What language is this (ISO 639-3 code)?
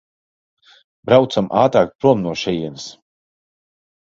lav